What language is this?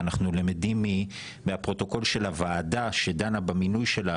Hebrew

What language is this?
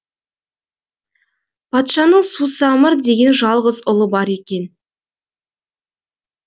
Kazakh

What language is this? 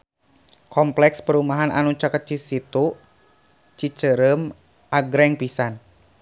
Sundanese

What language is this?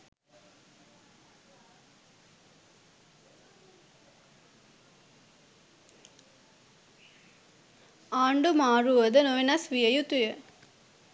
Sinhala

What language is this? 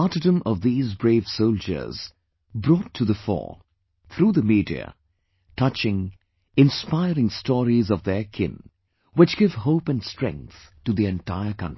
English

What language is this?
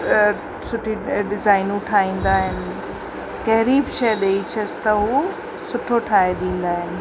Sindhi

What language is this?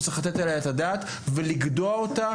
Hebrew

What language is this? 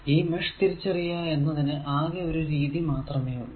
Malayalam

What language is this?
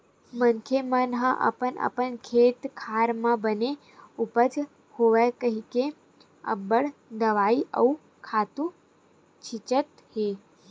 Chhattisgarhi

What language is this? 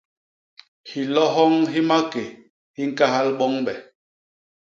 Basaa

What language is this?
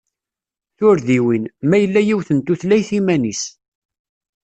Kabyle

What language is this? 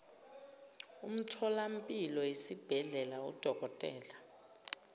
Zulu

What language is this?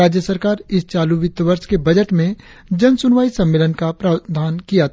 Hindi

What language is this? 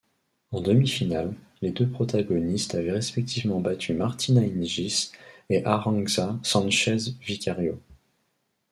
French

